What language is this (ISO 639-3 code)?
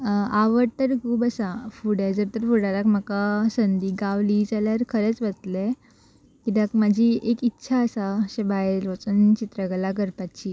kok